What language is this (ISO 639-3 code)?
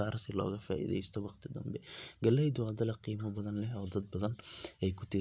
som